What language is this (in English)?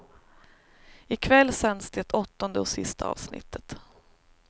Swedish